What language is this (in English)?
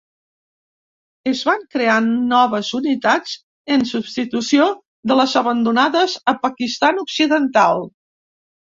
Catalan